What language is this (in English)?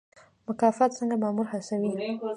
Pashto